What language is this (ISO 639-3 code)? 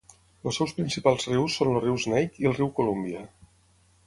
cat